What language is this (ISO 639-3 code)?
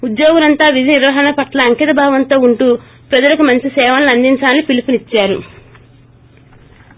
tel